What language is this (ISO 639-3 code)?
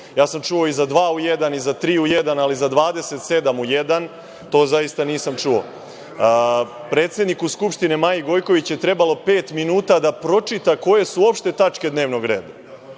srp